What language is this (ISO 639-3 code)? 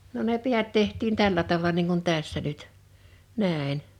fin